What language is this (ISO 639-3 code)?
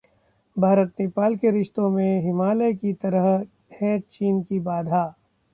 hin